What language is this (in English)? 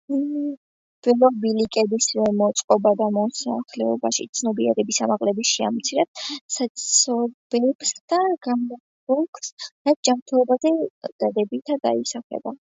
Georgian